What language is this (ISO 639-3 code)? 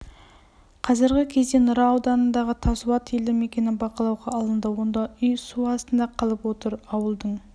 kaz